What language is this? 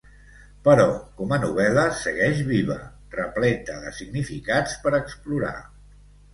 Catalan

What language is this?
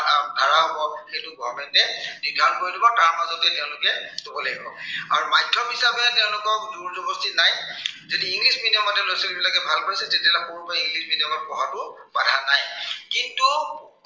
Assamese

